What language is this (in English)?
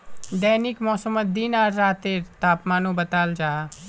Magahi